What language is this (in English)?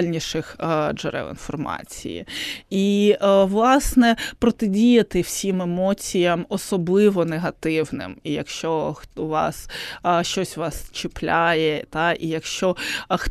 Ukrainian